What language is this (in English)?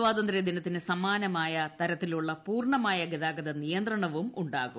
Malayalam